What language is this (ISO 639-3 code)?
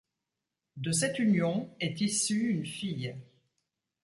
fra